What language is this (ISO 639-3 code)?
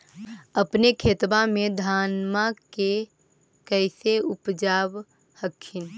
mag